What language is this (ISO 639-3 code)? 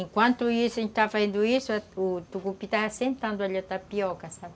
por